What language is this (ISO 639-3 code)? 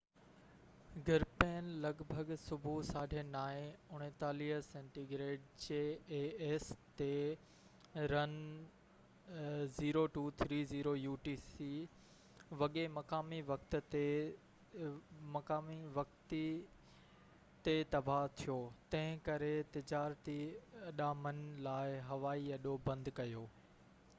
snd